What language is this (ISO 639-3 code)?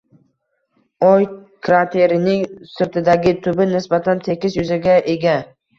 uzb